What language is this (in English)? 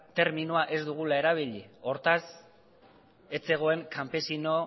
Basque